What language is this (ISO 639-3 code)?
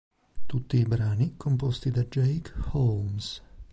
ita